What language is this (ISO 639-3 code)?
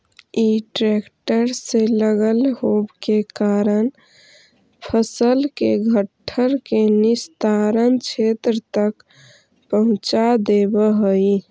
mag